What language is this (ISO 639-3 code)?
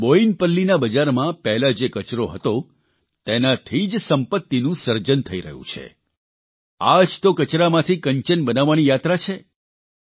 guj